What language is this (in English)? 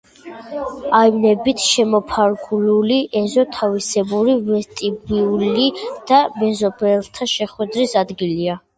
Georgian